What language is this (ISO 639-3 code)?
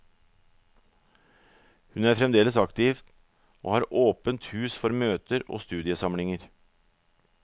nor